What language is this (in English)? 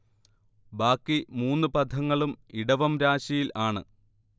Malayalam